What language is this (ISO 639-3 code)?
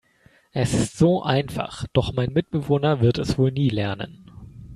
deu